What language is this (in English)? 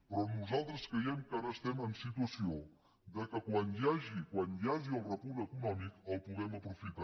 Catalan